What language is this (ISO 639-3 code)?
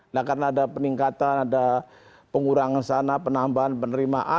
ind